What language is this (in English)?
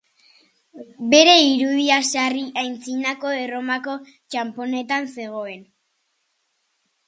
Basque